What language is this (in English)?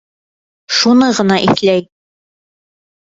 Bashkir